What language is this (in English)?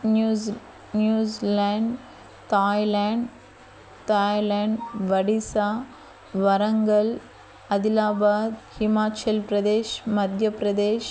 Telugu